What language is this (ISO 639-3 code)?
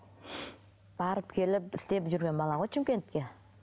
kaz